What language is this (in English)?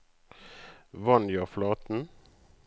Norwegian